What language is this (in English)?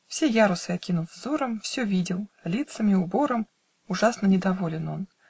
Russian